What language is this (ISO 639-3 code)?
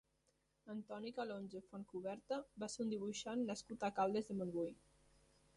cat